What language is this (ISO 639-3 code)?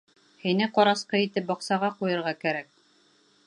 bak